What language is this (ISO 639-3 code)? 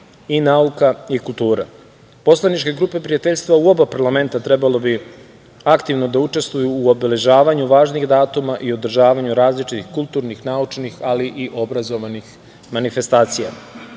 srp